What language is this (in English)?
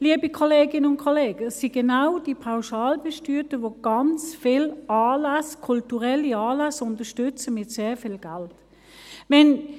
Swiss German